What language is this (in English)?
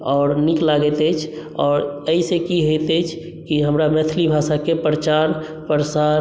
Maithili